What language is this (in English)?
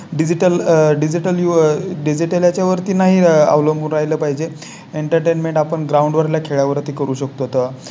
Marathi